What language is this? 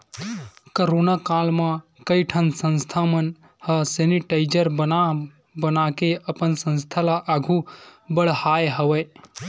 Chhattisgarhi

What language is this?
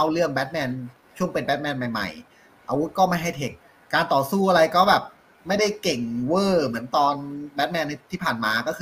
Thai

